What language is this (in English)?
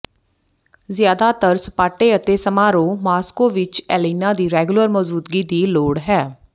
Punjabi